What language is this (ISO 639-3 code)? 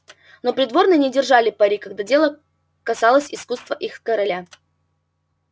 rus